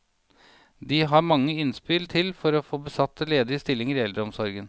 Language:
Norwegian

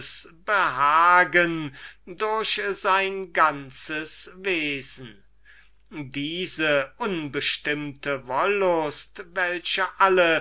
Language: German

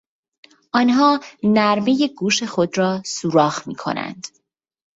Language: Persian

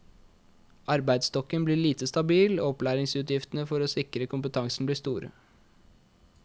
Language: Norwegian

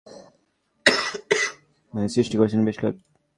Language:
Bangla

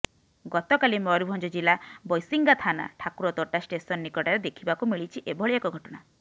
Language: Odia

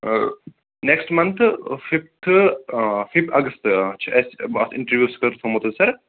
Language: Kashmiri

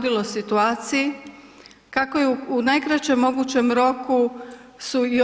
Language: Croatian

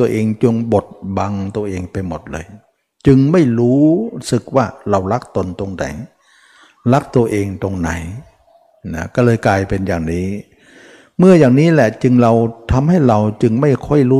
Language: Thai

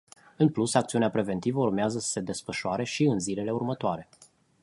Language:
Romanian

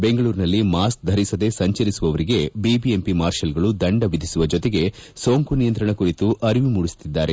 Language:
Kannada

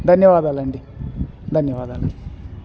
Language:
Telugu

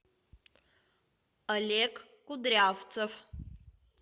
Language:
Russian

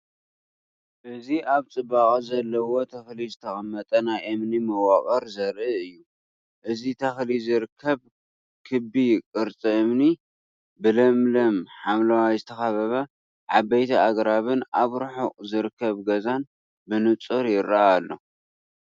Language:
Tigrinya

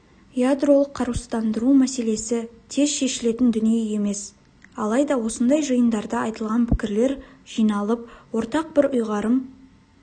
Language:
Kazakh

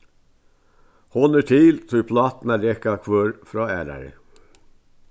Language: Faroese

